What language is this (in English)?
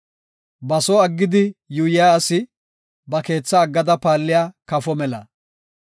Gofa